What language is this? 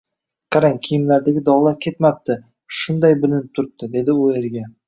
Uzbek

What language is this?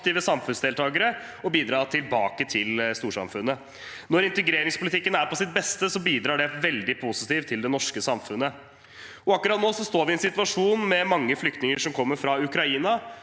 Norwegian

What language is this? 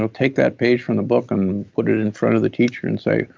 English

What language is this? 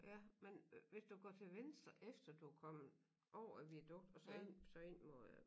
Danish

